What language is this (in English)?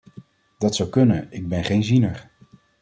Dutch